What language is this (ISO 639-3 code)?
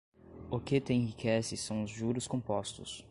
por